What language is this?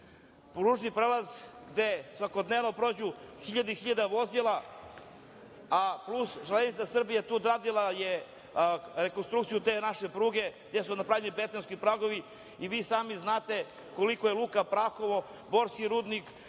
Serbian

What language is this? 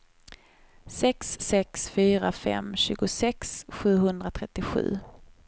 Swedish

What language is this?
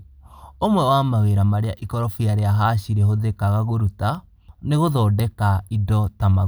Kikuyu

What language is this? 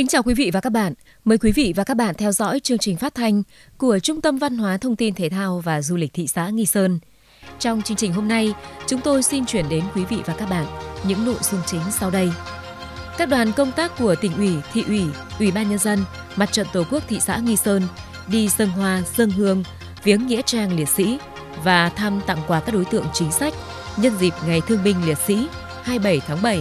Vietnamese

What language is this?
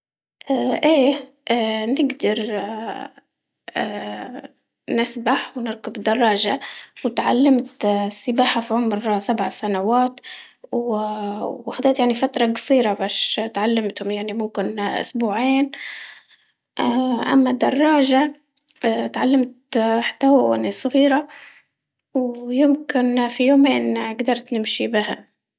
Libyan Arabic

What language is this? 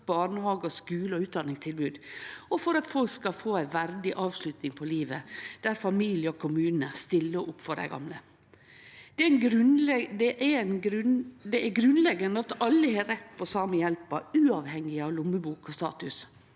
Norwegian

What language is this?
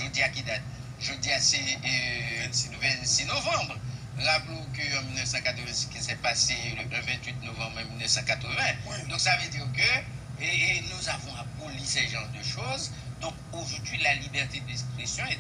French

